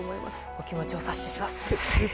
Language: Japanese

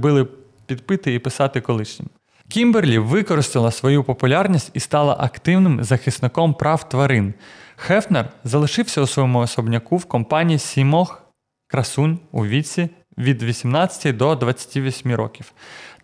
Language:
Ukrainian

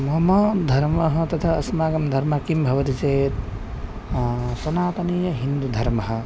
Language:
Sanskrit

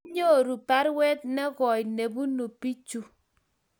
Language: Kalenjin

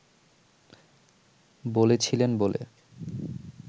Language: Bangla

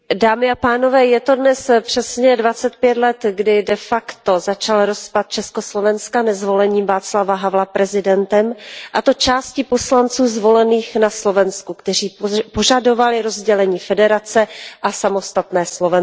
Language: Czech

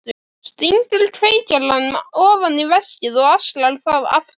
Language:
Icelandic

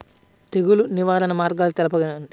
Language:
Telugu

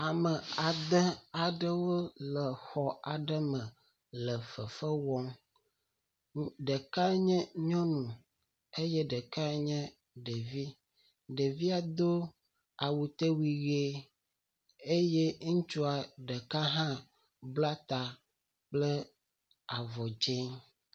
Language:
Ewe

